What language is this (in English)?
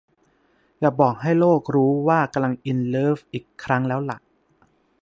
Thai